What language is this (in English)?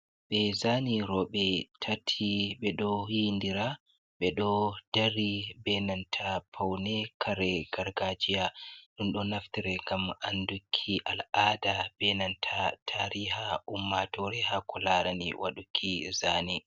Fula